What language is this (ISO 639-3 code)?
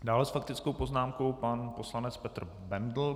ces